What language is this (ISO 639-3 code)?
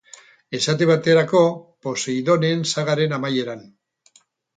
eus